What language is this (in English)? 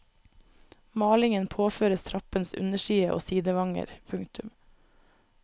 Norwegian